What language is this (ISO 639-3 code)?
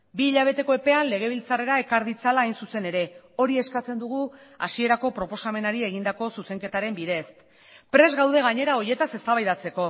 eus